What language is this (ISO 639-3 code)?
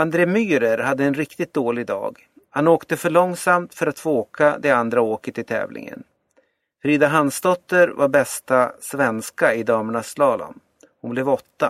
swe